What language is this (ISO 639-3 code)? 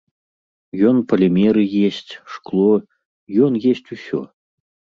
bel